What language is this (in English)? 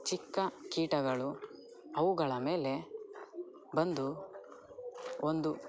Kannada